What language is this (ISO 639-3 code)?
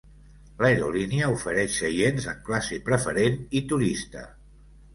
cat